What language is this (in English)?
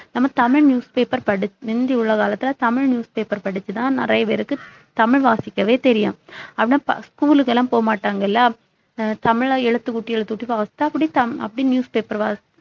Tamil